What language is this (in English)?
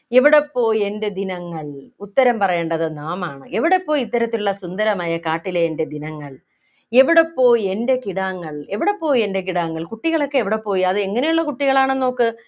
Malayalam